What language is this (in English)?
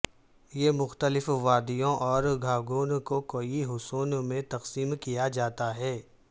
Urdu